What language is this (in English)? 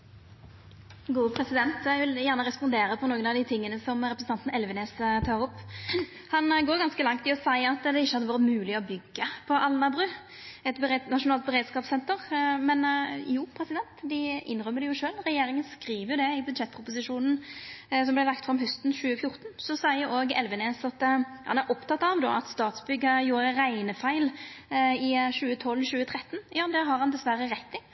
Norwegian Nynorsk